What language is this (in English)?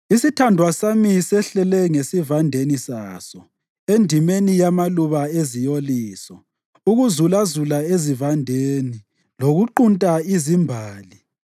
North Ndebele